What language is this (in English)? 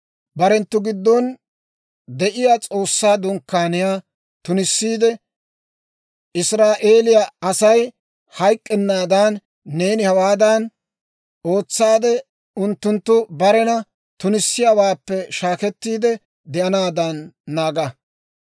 Dawro